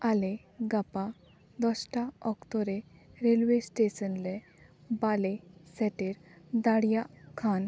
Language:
Santali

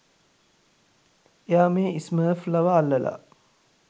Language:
Sinhala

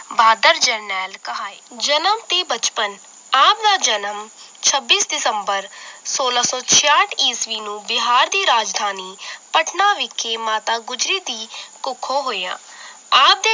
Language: Punjabi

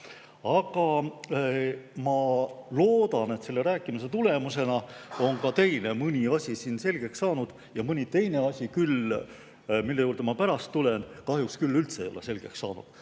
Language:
Estonian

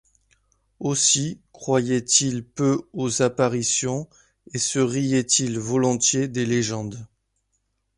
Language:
French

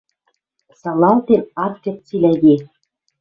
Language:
Western Mari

